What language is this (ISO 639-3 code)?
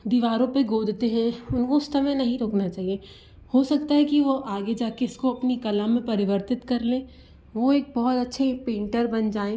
hin